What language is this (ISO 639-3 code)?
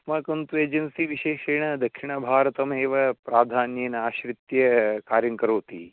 san